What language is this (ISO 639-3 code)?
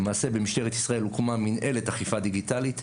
heb